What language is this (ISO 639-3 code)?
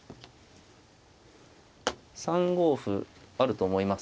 jpn